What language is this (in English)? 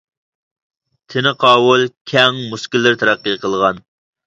Uyghur